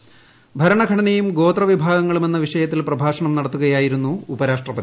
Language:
Malayalam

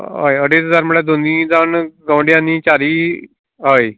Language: Konkani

